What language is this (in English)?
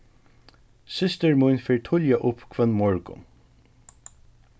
Faroese